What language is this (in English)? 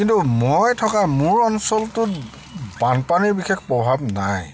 Assamese